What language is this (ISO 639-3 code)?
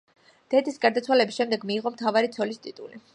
kat